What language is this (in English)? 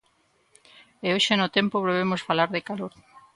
Galician